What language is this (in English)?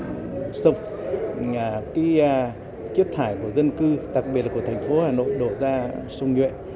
Vietnamese